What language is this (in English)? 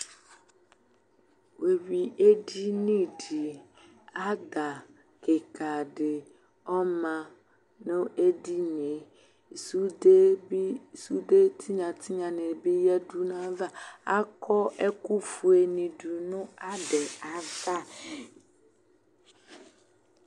Ikposo